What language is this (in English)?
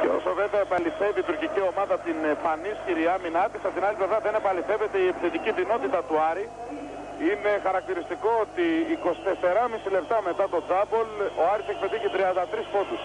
Greek